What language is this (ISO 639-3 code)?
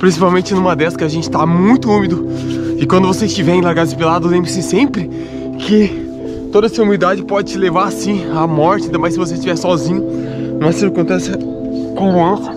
por